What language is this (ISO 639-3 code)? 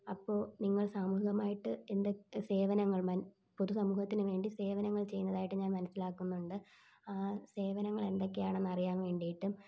mal